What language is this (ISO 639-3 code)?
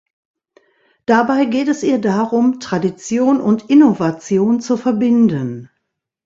deu